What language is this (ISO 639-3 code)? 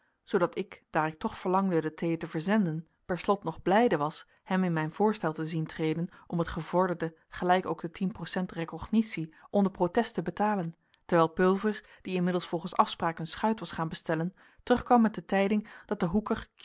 nld